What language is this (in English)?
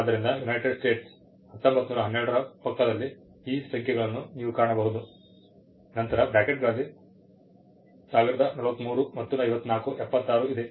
Kannada